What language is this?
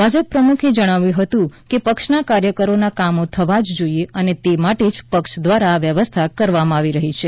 Gujarati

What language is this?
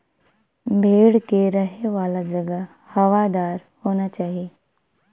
Bhojpuri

